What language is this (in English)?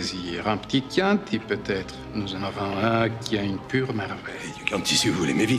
French